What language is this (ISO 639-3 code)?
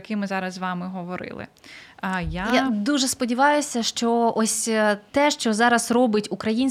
ukr